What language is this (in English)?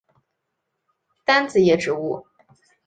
Chinese